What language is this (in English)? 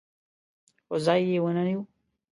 Pashto